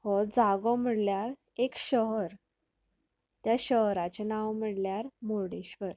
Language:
Konkani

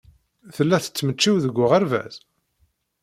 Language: Kabyle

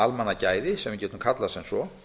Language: Icelandic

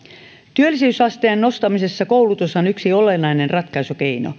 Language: Finnish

